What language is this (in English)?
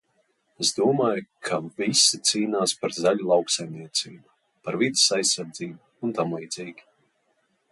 Latvian